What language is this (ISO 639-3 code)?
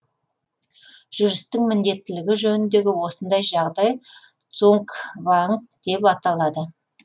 kaz